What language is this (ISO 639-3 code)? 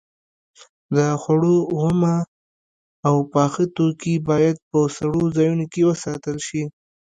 pus